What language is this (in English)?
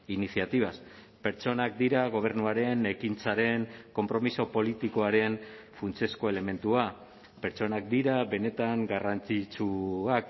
Basque